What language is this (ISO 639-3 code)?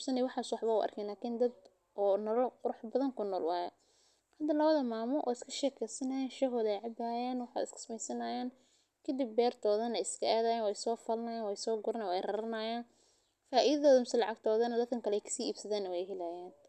som